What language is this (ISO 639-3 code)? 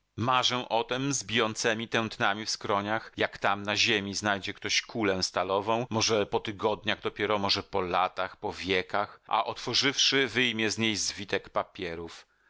pol